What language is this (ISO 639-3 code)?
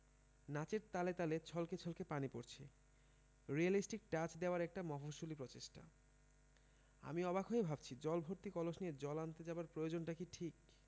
ben